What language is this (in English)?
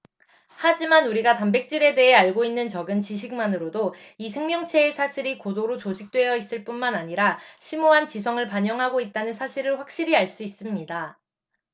Korean